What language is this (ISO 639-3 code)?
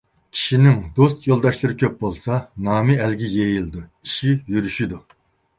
uig